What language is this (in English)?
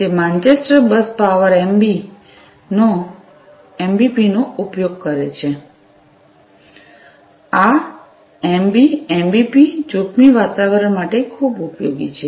Gujarati